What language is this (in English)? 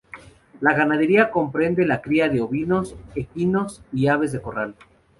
Spanish